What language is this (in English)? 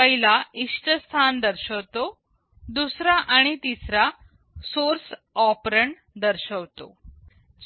Marathi